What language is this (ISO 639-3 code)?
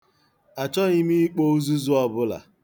ibo